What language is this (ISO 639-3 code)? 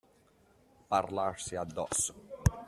ita